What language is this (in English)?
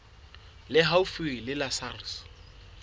Southern Sotho